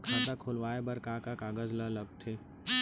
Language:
Chhattisgarhi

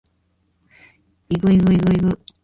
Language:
Japanese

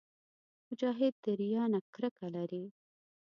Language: Pashto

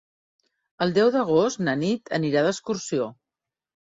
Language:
Catalan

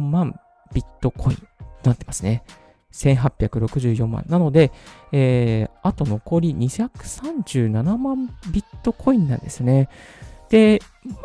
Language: Japanese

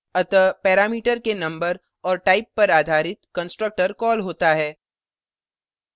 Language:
Hindi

